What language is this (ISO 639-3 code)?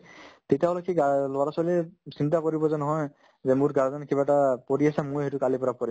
asm